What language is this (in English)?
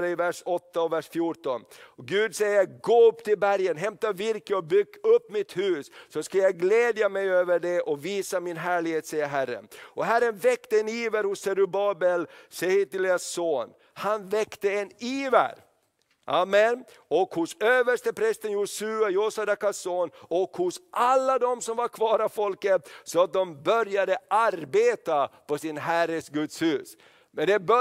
Swedish